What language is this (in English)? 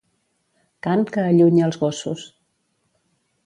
Catalan